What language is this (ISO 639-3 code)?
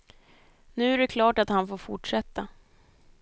swe